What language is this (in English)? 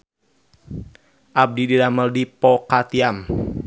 Sundanese